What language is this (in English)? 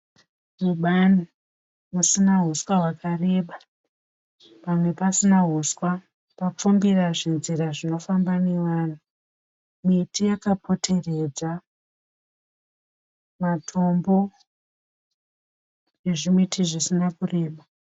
Shona